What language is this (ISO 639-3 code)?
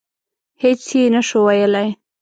pus